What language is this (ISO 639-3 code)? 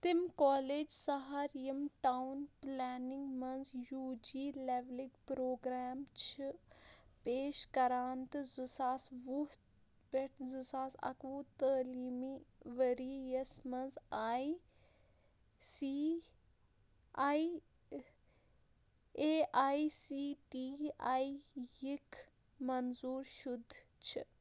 kas